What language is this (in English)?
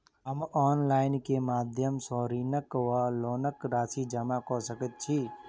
Maithili